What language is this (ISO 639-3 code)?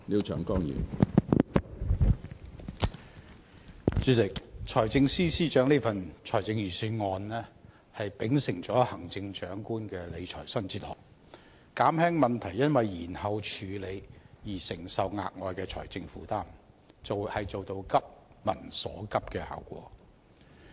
yue